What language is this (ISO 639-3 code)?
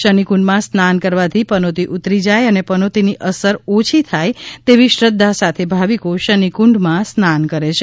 guj